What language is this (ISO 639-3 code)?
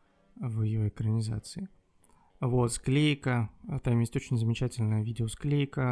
rus